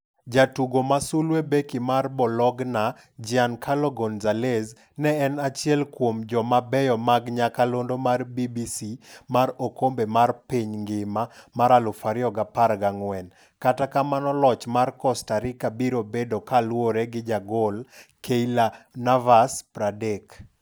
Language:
Luo (Kenya and Tanzania)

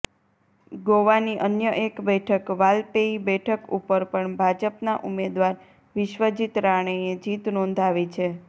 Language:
Gujarati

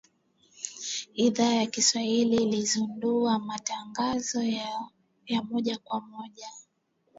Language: Swahili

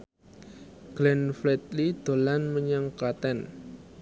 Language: Javanese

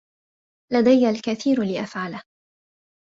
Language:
Arabic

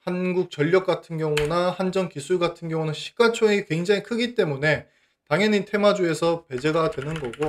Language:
Korean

